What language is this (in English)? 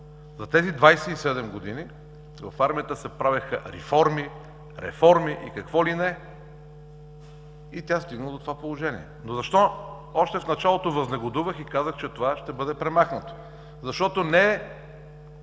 Bulgarian